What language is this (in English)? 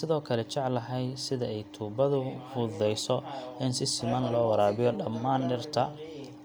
Somali